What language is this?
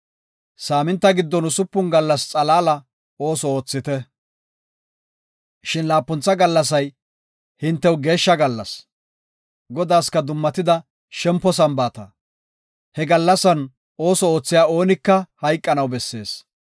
Gofa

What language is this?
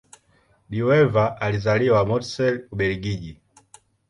Swahili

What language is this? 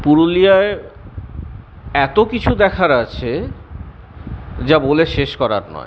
Bangla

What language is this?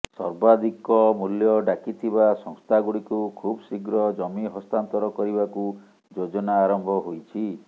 Odia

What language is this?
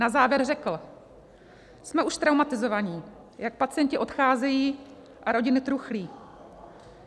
Czech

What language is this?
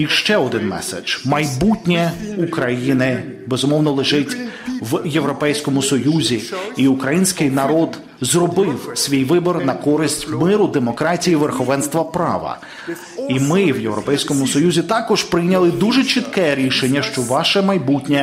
Ukrainian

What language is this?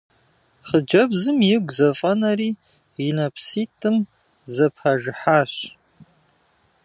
Kabardian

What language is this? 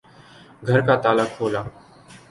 Urdu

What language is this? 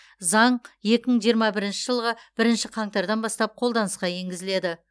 Kazakh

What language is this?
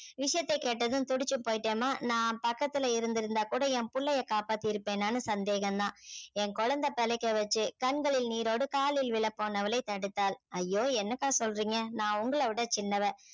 Tamil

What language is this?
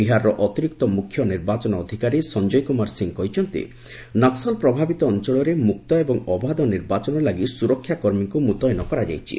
Odia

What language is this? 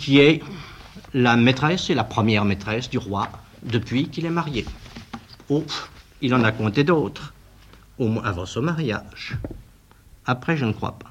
French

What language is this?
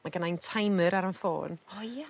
Welsh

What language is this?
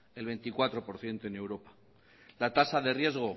Spanish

